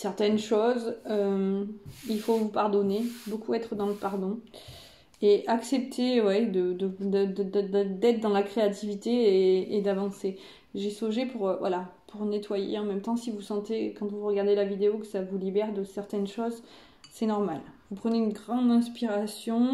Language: French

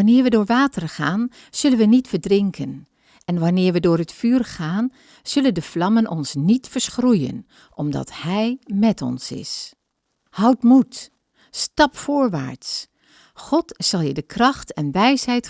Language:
Dutch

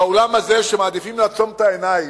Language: Hebrew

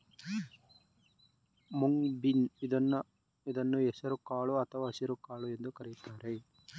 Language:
Kannada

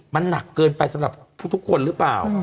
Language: Thai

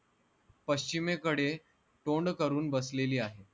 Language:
Marathi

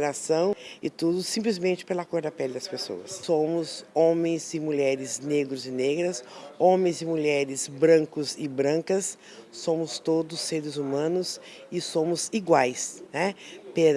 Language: Portuguese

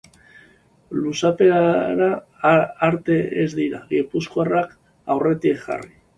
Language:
Basque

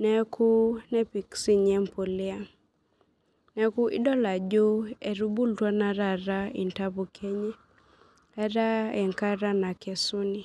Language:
Masai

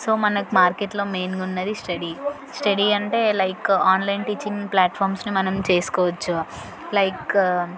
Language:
Telugu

